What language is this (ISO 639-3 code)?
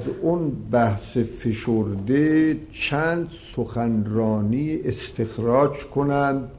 fas